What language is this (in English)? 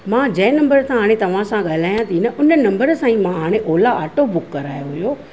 Sindhi